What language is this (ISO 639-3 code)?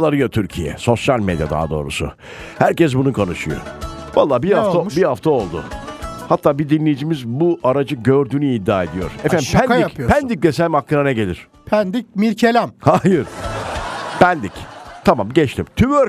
tur